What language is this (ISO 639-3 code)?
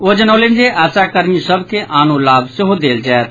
mai